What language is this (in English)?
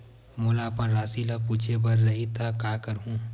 Chhattisgarhi